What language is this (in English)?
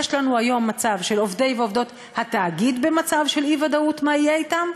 Hebrew